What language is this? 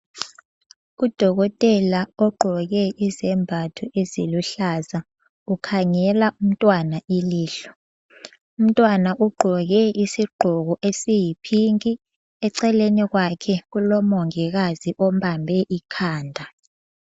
North Ndebele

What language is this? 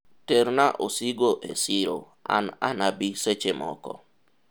Luo (Kenya and Tanzania)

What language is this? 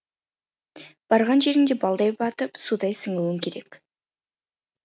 Kazakh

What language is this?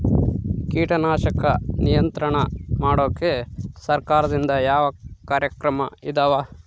Kannada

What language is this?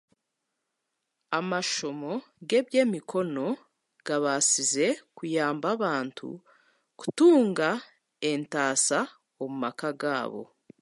Chiga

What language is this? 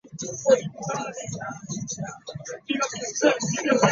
Swahili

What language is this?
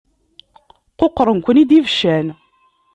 Kabyle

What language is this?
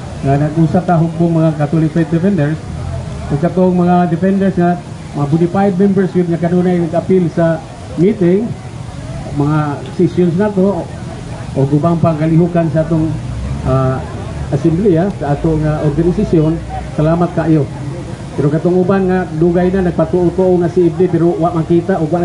Filipino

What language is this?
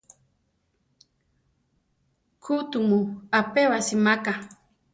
Central Tarahumara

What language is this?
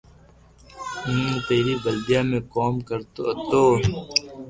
Loarki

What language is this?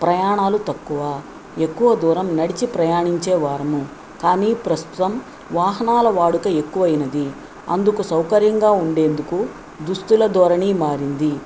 Telugu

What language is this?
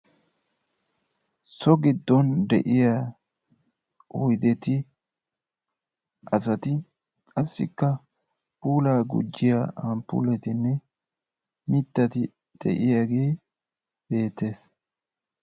Wolaytta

